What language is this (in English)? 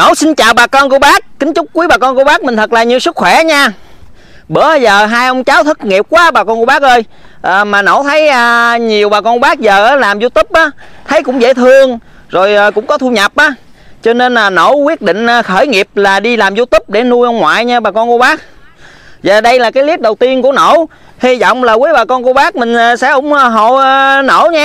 Vietnamese